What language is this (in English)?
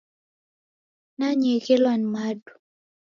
Taita